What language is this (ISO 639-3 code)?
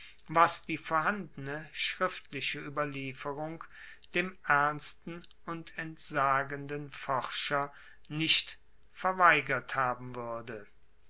deu